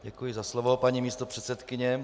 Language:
Czech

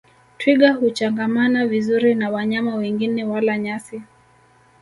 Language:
Swahili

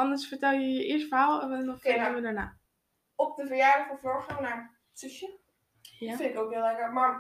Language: Dutch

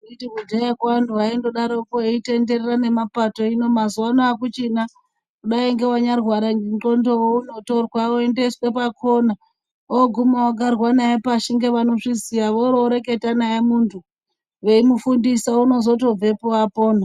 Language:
Ndau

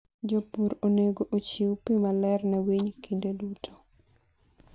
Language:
Luo (Kenya and Tanzania)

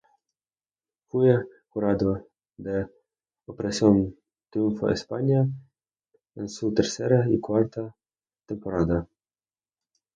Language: Spanish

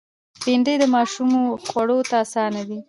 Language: Pashto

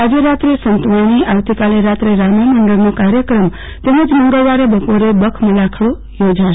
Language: Gujarati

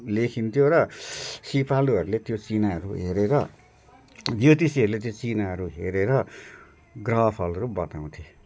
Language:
Nepali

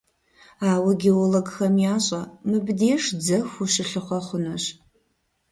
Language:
Kabardian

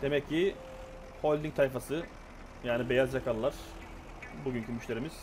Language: Turkish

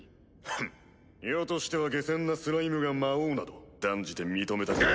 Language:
Japanese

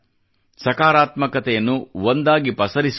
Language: Kannada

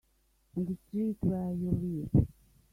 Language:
English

